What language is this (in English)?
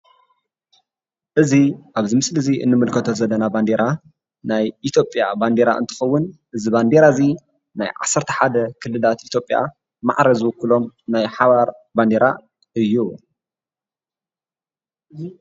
Tigrinya